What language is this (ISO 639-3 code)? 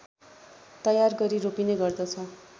nep